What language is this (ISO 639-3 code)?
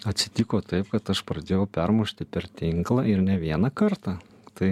lit